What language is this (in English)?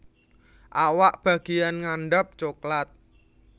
Javanese